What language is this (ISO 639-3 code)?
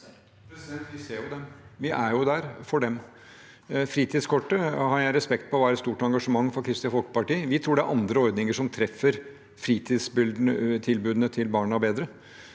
nor